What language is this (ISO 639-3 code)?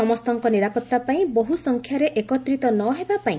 ori